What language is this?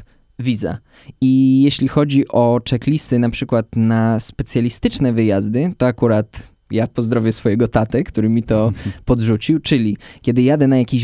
Polish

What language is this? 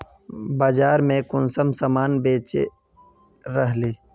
Magahi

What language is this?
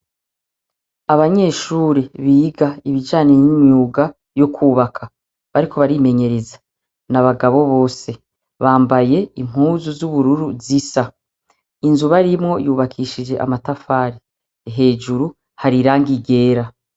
Rundi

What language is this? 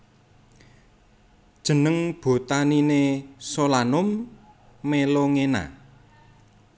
Javanese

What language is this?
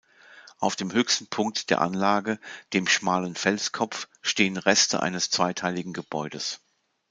German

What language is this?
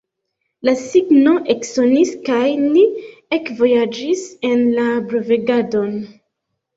Esperanto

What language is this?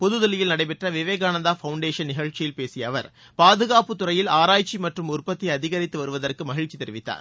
Tamil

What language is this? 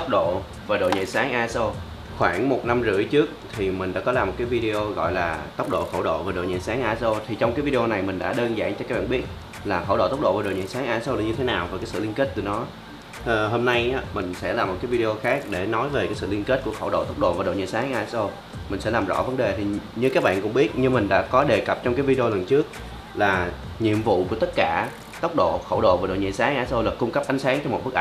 Vietnamese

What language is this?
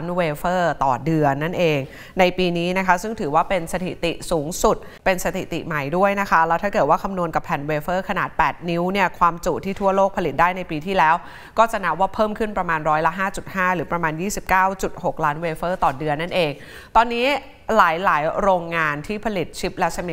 Thai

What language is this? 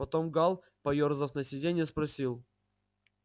Russian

